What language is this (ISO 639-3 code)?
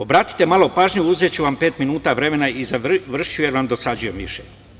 srp